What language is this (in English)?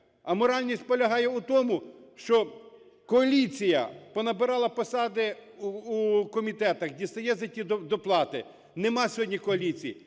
Ukrainian